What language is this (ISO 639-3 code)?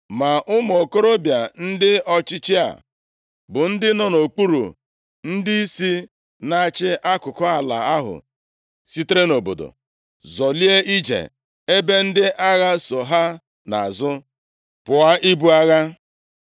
ibo